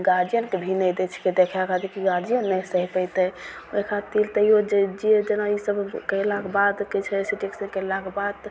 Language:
Maithili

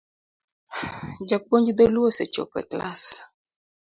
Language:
Luo (Kenya and Tanzania)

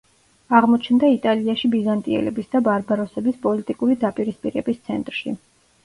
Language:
Georgian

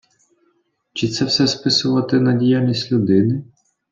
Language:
Ukrainian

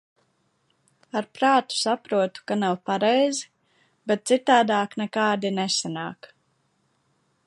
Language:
Latvian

